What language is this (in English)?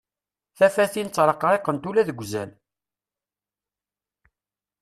Kabyle